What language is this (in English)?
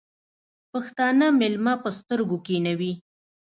Pashto